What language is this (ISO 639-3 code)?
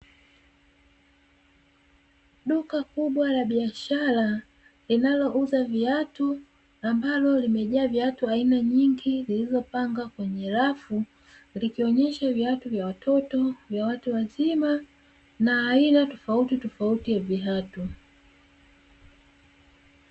swa